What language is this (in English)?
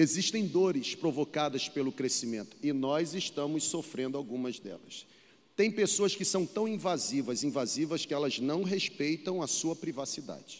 Portuguese